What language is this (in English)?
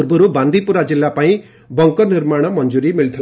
Odia